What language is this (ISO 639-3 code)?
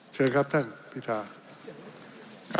tha